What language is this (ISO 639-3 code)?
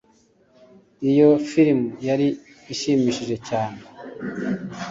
kin